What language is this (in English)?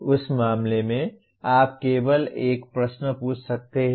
Hindi